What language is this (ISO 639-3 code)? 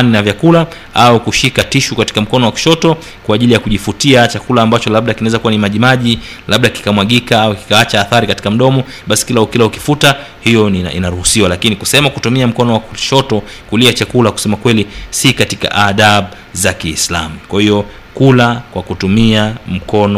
swa